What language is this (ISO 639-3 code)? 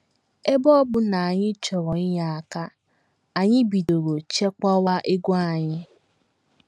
ibo